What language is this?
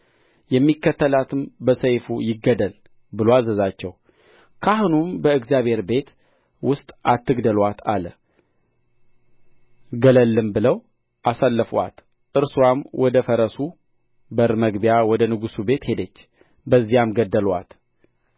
Amharic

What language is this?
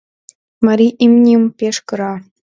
Mari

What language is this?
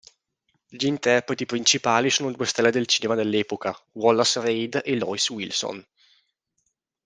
Italian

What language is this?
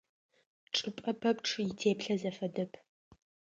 Adyghe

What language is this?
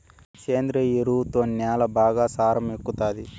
Telugu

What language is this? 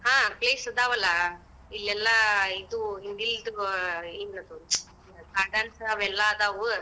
Kannada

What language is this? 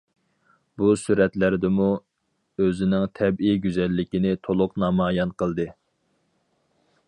Uyghur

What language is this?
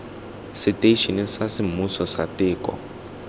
Tswana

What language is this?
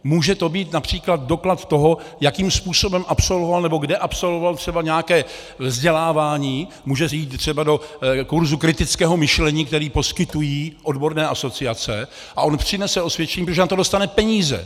Czech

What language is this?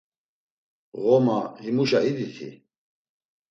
Laz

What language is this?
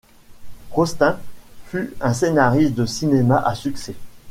French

